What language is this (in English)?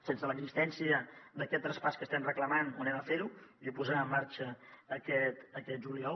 Catalan